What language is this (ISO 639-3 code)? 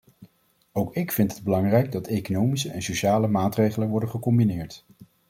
nld